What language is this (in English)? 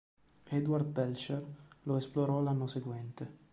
Italian